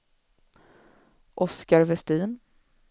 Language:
Swedish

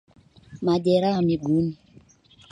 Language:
Swahili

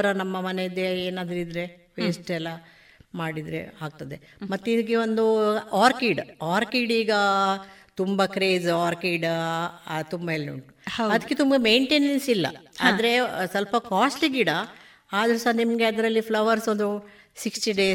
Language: Kannada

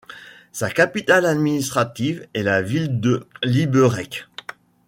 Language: French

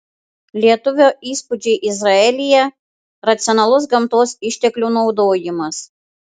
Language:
Lithuanian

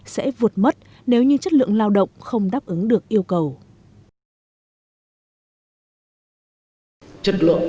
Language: Vietnamese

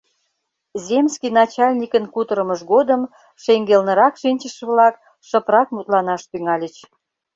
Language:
Mari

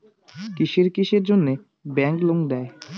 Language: Bangla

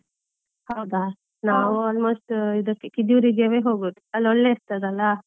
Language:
Kannada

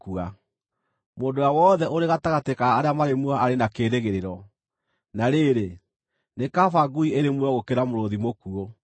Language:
Kikuyu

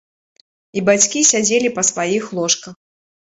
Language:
Belarusian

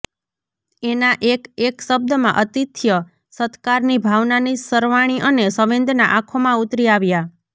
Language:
Gujarati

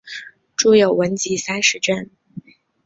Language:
Chinese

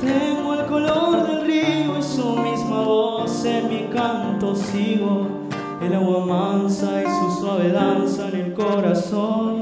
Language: Spanish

